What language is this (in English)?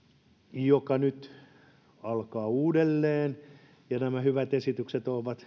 Finnish